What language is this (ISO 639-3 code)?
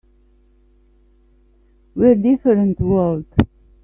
eng